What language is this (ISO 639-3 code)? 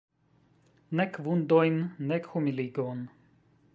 epo